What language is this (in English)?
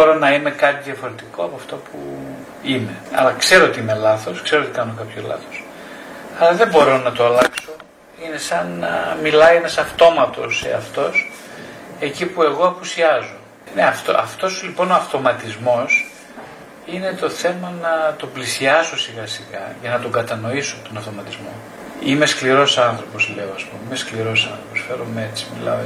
Greek